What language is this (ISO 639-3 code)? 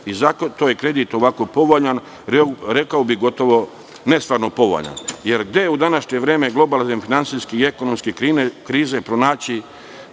srp